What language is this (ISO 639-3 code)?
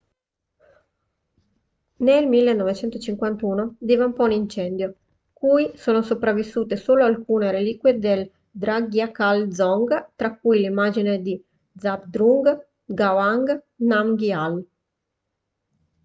ita